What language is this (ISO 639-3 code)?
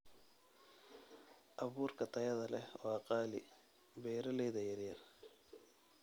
som